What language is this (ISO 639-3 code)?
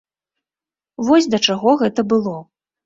bel